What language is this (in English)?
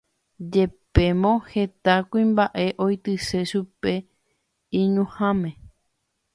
Guarani